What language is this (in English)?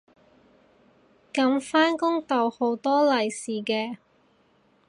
Cantonese